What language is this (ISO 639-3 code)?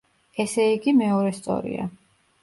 kat